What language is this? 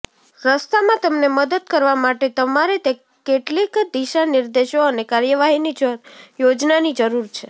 Gujarati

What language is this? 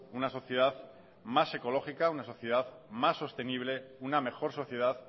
Spanish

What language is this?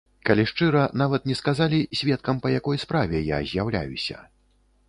Belarusian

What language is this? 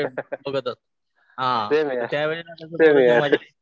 Marathi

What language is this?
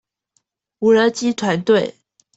Chinese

